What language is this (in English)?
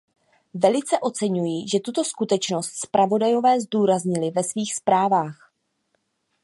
Czech